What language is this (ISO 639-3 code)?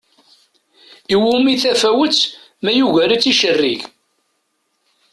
kab